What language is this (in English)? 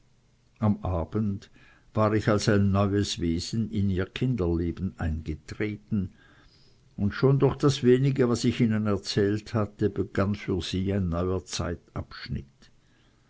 German